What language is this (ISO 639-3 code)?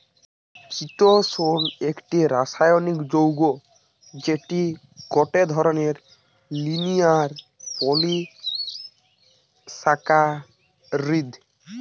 ben